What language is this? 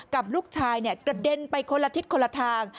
Thai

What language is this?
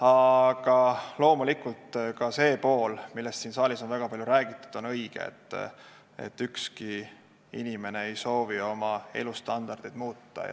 Estonian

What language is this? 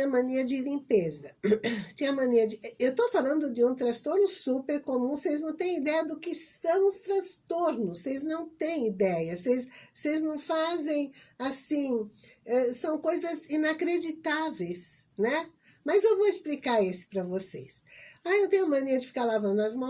Portuguese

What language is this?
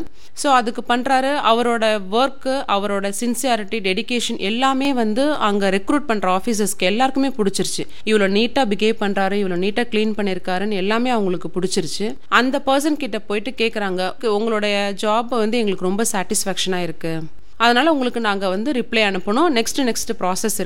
Tamil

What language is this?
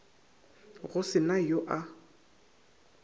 Northern Sotho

